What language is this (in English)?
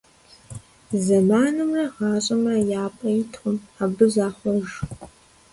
Kabardian